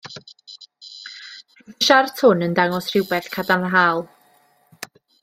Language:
Welsh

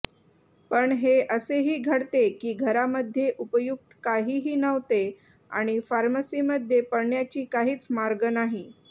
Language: Marathi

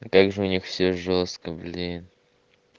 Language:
Russian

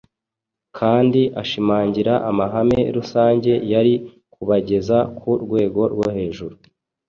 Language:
Kinyarwanda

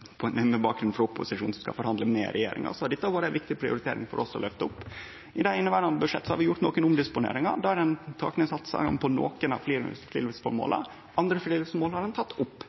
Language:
Norwegian Nynorsk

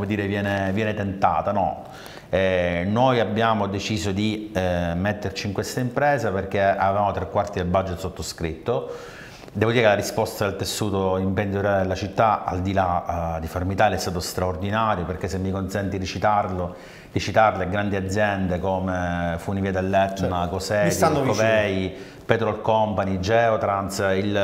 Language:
Italian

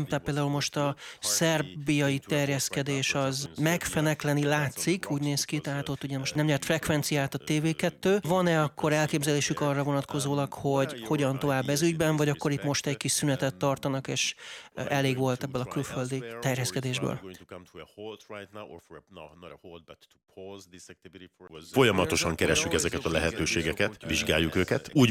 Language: Hungarian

